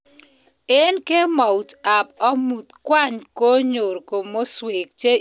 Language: Kalenjin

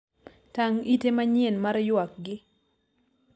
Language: Luo (Kenya and Tanzania)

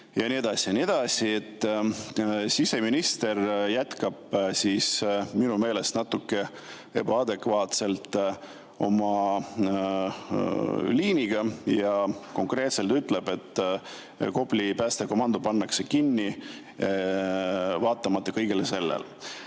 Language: Estonian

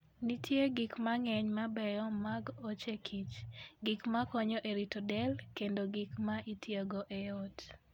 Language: Luo (Kenya and Tanzania)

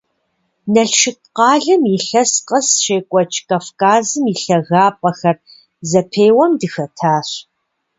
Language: Kabardian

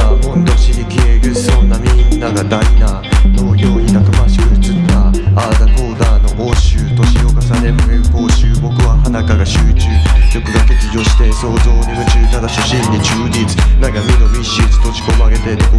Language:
Japanese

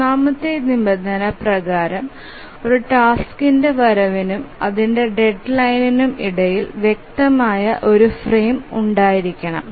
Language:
Malayalam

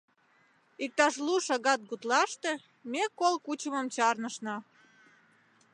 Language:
Mari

